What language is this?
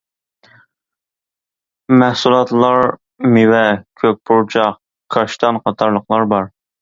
Uyghur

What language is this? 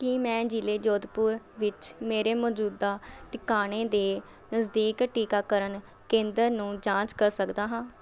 Punjabi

